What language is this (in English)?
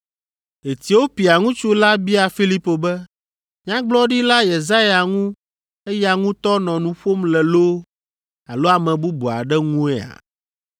Ewe